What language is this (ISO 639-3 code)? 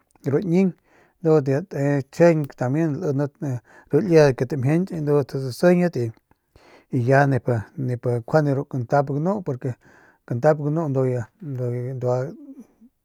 pmq